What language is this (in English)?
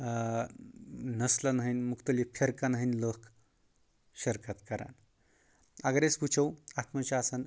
Kashmiri